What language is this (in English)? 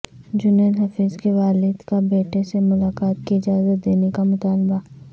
Urdu